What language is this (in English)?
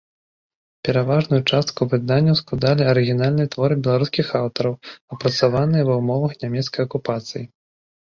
Belarusian